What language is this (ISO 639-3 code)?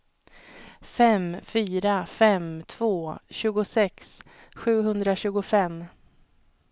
swe